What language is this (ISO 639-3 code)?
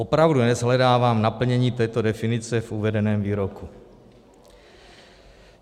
ces